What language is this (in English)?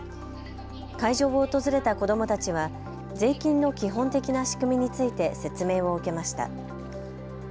Japanese